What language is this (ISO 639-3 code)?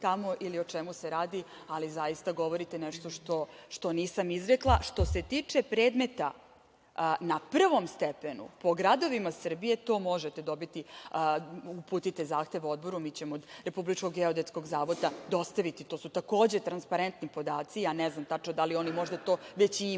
srp